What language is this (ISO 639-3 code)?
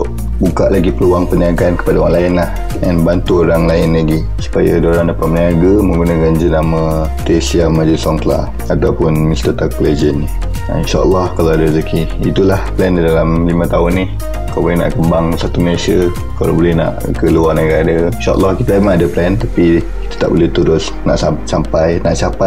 msa